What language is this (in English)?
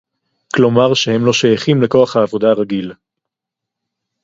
Hebrew